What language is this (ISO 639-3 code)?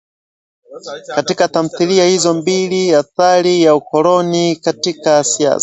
swa